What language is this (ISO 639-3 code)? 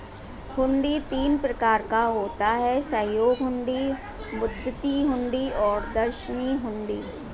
hin